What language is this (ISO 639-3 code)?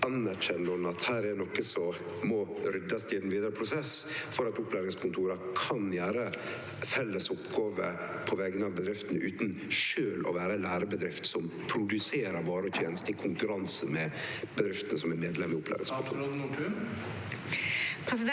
nor